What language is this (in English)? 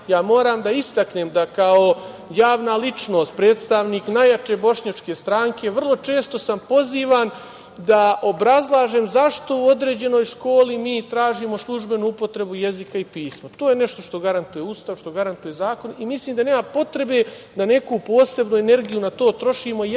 Serbian